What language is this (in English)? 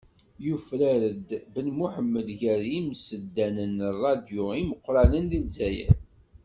Kabyle